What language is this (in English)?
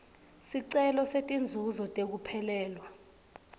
Swati